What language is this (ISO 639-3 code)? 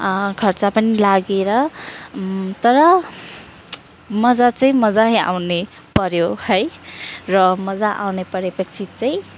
nep